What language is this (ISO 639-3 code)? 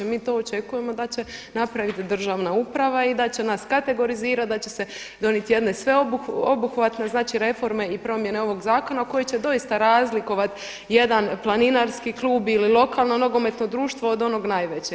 hrv